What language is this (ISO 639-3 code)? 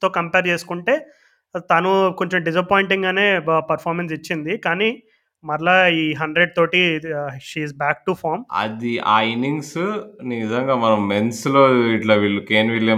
tel